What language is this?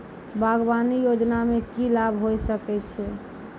Maithili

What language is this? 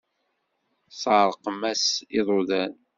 Kabyle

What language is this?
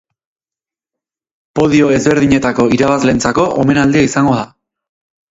Basque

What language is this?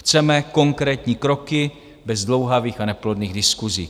Czech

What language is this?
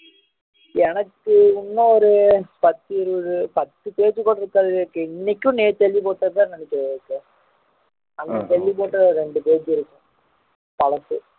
Tamil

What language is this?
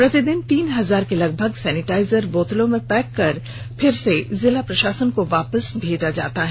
Hindi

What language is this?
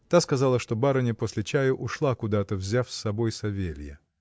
Russian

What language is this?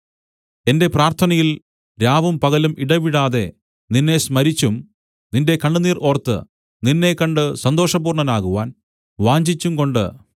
Malayalam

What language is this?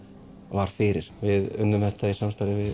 Icelandic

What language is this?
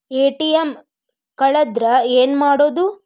Kannada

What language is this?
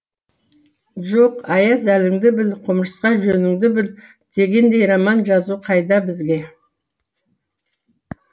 Kazakh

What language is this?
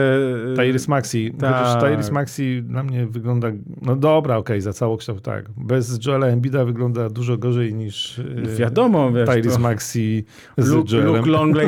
Polish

